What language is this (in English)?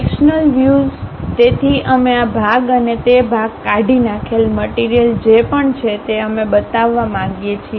Gujarati